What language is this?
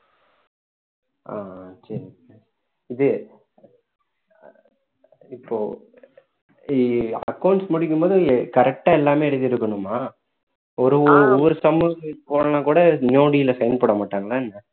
Tamil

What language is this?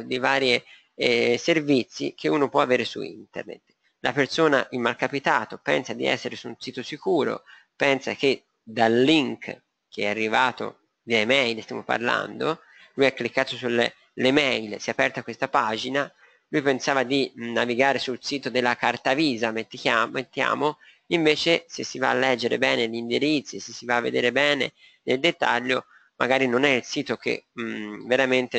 Italian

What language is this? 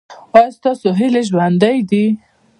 Pashto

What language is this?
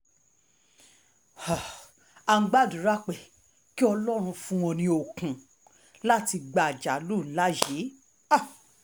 Yoruba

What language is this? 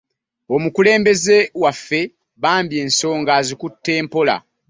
Ganda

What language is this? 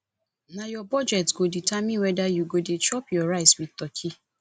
Nigerian Pidgin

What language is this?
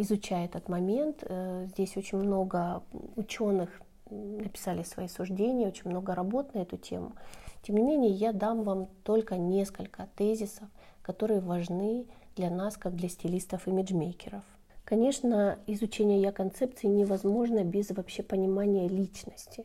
Russian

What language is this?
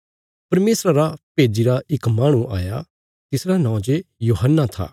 Bilaspuri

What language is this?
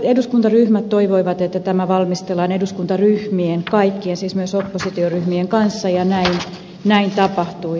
Finnish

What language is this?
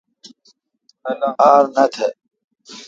Kalkoti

